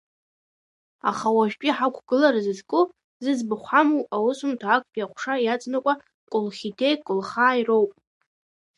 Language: Abkhazian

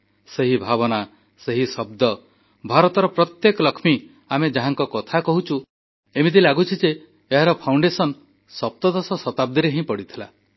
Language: Odia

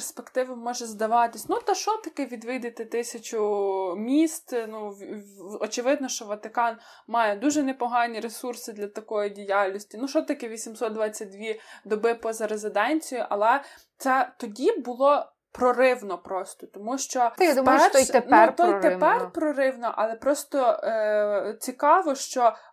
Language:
Ukrainian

